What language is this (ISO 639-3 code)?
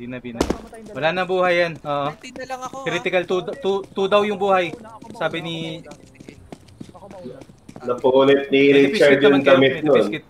fil